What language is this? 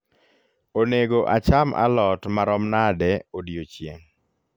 Luo (Kenya and Tanzania)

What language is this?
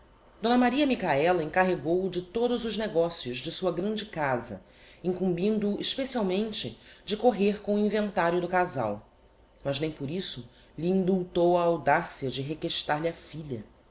Portuguese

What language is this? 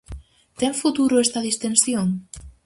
Galician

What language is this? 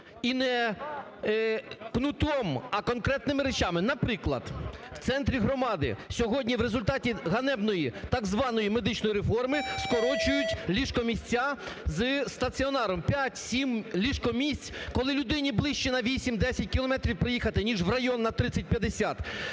Ukrainian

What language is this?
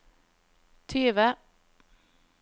Norwegian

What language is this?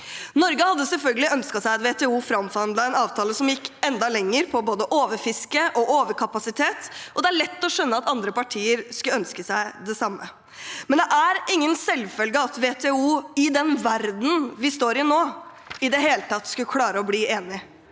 Norwegian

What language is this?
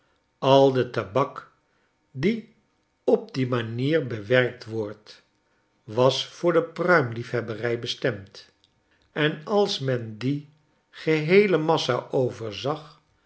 Dutch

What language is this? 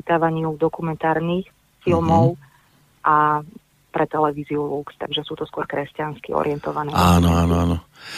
Slovak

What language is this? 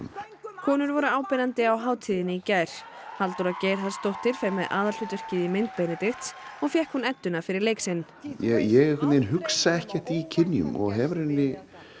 Icelandic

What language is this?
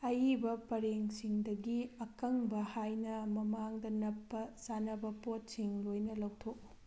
Manipuri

